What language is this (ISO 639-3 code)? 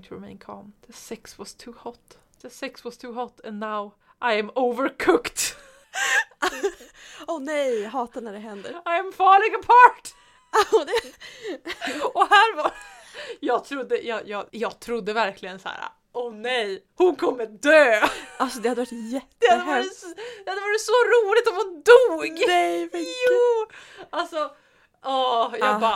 swe